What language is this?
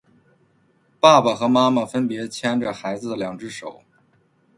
Chinese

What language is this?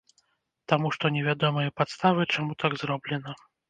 Belarusian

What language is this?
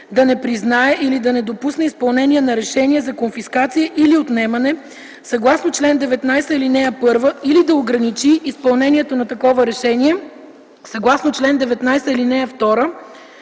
Bulgarian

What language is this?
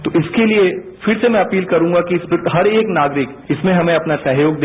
Hindi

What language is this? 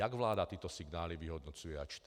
Czech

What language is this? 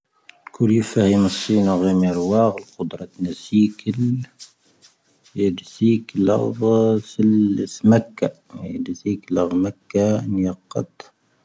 Tahaggart Tamahaq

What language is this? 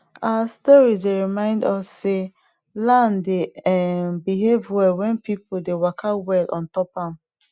Nigerian Pidgin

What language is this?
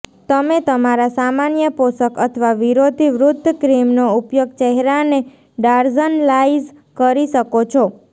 Gujarati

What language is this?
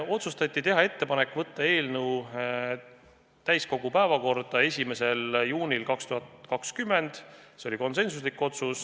Estonian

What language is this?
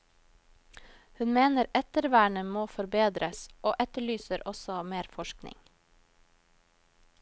Norwegian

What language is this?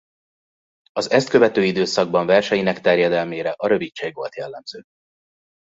Hungarian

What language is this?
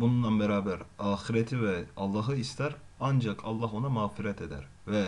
Turkish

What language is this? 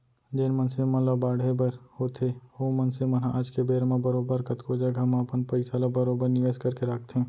Chhattisgarhi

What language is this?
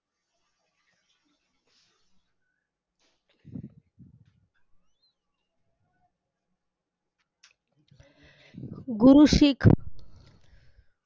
Marathi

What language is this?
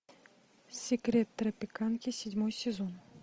Russian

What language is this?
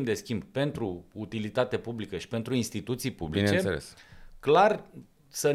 Romanian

